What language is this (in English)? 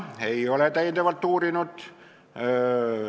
Estonian